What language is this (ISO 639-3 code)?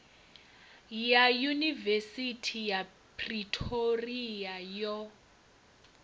ven